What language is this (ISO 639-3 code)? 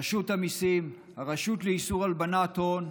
heb